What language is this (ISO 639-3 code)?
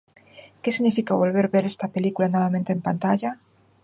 glg